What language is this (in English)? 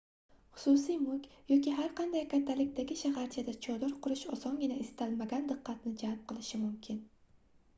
Uzbek